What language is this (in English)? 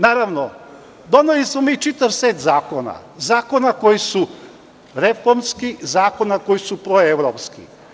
Serbian